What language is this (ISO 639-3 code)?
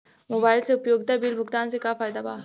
bho